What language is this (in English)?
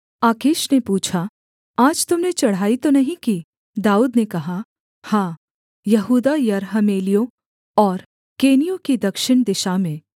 Hindi